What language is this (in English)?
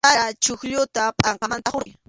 Arequipa-La Unión Quechua